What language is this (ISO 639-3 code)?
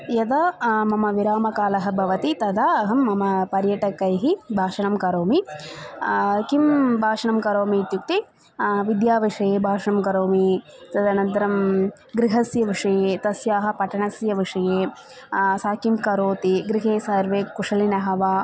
san